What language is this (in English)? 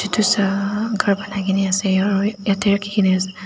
Naga Pidgin